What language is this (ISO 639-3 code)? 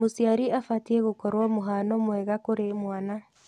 kik